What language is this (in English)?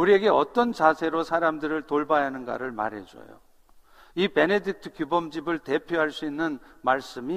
Korean